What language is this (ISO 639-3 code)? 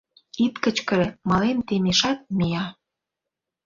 chm